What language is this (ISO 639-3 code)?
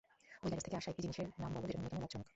ben